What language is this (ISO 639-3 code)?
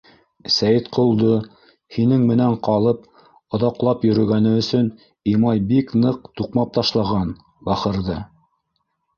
bak